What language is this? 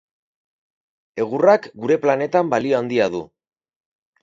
Basque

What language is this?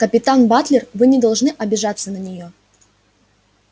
Russian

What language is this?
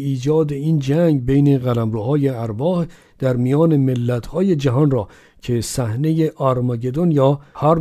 Persian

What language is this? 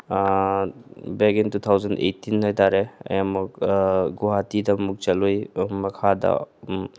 Manipuri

